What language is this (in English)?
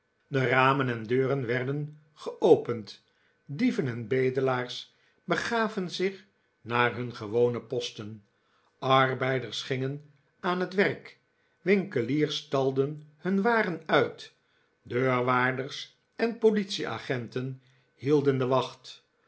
Dutch